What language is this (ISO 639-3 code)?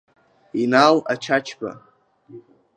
abk